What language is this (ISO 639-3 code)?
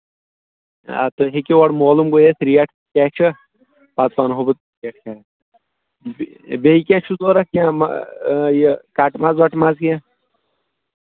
kas